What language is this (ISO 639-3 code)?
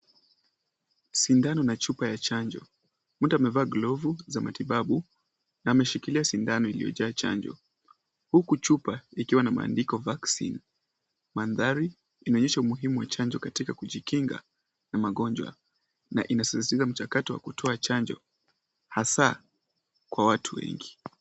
swa